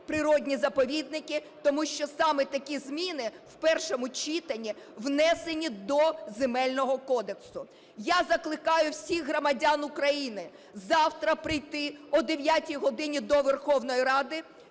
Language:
Ukrainian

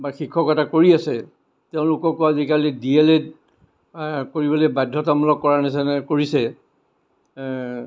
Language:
Assamese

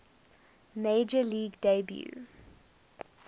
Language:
English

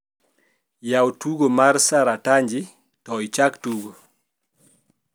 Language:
Luo (Kenya and Tanzania)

